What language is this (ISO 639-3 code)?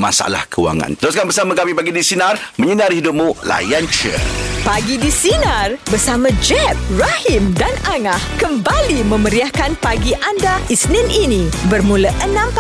msa